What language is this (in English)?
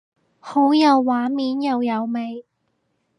Cantonese